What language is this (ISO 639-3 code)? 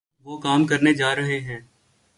urd